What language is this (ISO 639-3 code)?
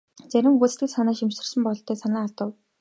mon